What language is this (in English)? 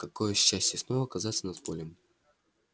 Russian